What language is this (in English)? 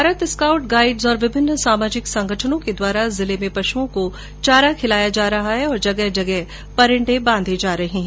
Hindi